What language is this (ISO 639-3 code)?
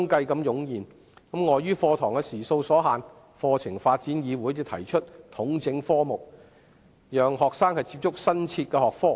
yue